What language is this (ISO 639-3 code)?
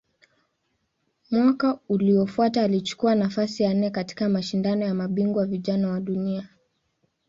swa